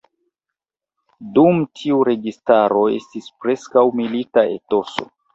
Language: Esperanto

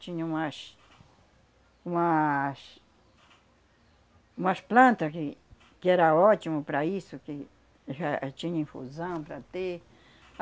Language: Portuguese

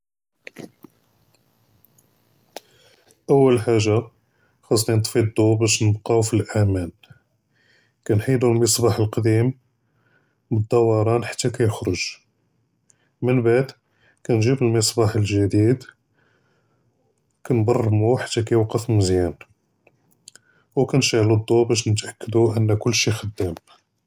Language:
Judeo-Arabic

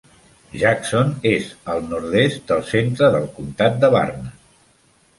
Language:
Catalan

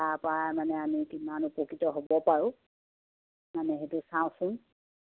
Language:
Assamese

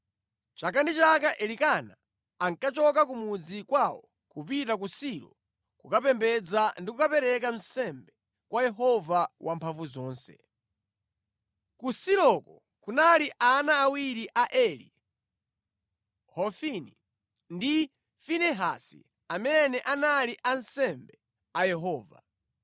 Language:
Nyanja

